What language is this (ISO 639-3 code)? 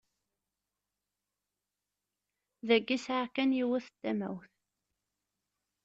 kab